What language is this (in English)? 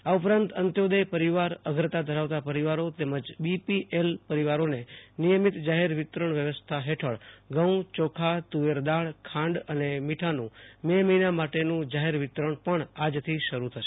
Gujarati